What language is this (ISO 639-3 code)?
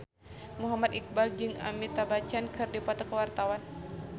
sun